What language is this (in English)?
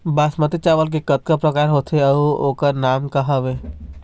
Chhattisgarhi